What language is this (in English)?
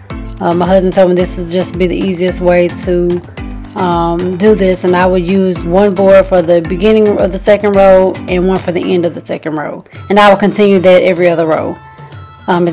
English